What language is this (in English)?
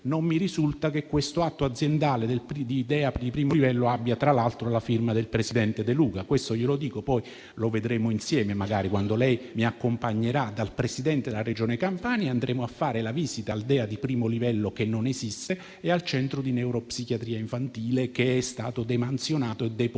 Italian